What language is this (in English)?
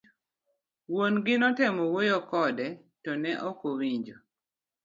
Luo (Kenya and Tanzania)